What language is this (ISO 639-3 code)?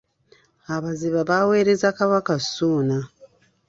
lug